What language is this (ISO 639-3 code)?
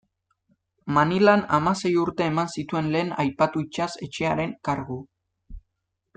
eus